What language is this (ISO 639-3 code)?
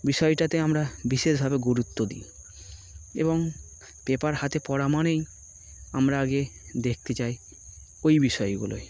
ben